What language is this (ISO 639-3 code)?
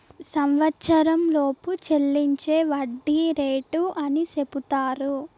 tel